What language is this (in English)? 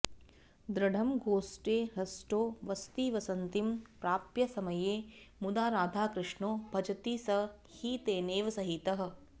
Sanskrit